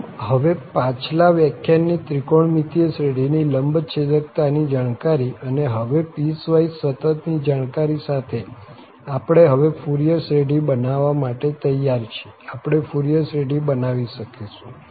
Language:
Gujarati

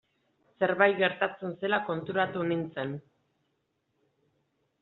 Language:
Basque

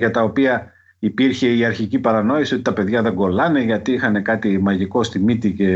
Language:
Greek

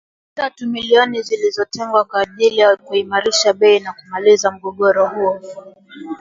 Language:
Swahili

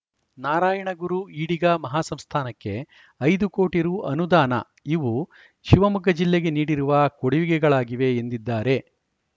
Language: Kannada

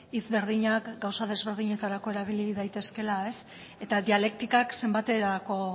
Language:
Basque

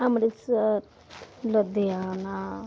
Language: Punjabi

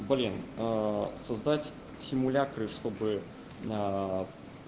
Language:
Russian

